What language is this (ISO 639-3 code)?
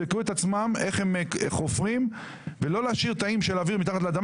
heb